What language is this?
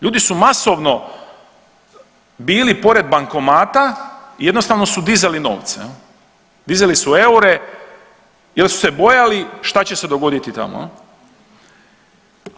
Croatian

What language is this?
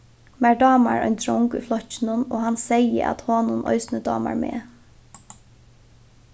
Faroese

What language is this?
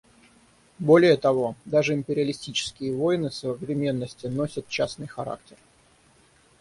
Russian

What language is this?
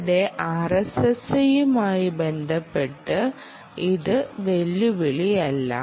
Malayalam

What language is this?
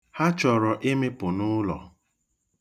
Igbo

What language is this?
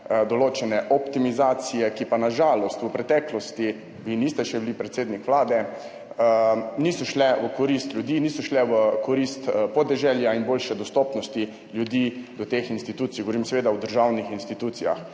Slovenian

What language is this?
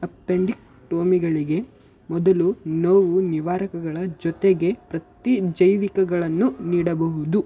Kannada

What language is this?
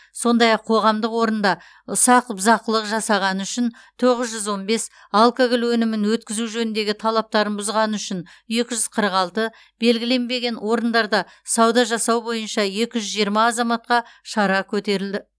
Kazakh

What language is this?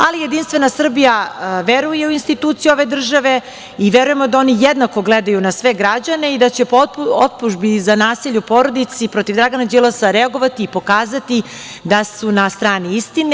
Serbian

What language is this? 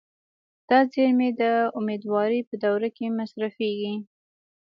Pashto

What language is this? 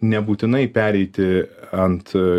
Lithuanian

